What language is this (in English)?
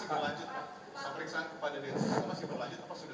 Indonesian